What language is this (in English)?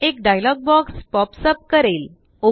Marathi